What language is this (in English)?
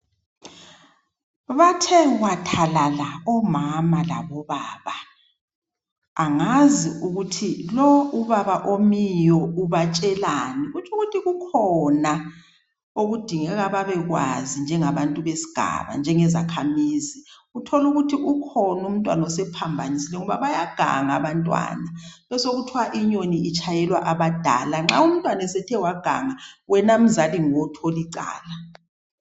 North Ndebele